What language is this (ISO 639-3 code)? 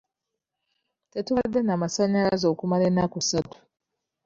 lug